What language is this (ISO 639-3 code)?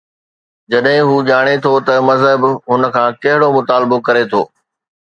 snd